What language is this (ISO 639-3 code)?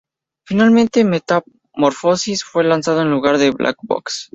spa